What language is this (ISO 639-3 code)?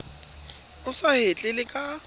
sot